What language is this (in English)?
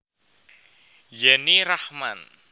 Javanese